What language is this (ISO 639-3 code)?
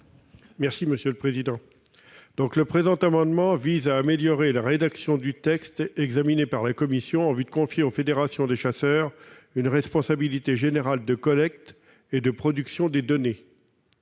fra